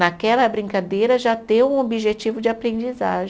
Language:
Portuguese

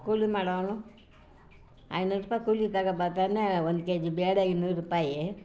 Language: Kannada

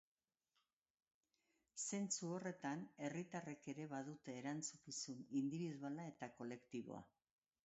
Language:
Basque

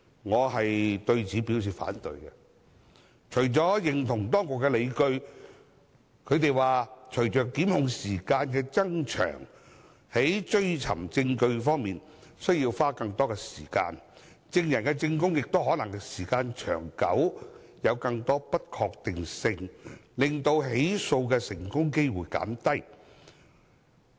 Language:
Cantonese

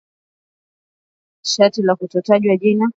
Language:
Swahili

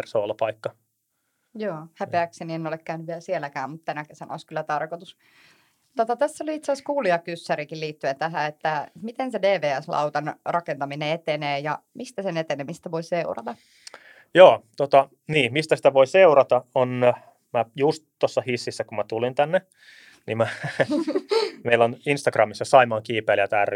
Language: Finnish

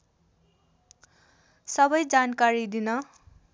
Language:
Nepali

